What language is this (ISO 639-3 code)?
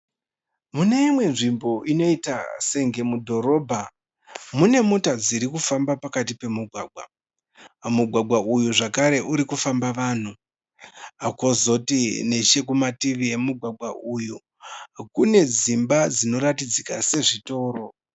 sna